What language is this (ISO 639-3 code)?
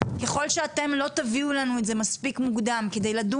heb